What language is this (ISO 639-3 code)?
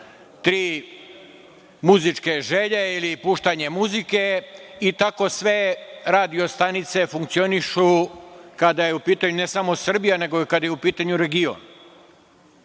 srp